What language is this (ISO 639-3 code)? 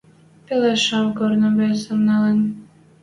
mrj